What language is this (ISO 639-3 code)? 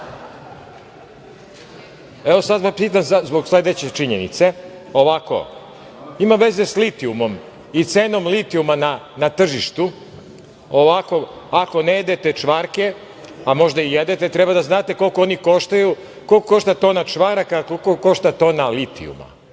srp